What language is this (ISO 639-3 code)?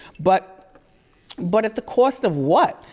eng